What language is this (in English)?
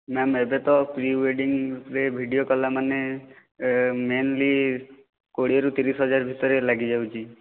Odia